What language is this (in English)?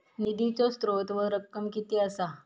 Marathi